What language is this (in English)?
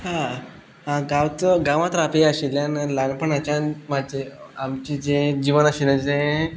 Konkani